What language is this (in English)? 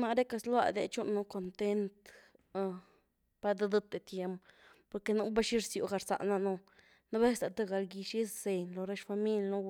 Güilá Zapotec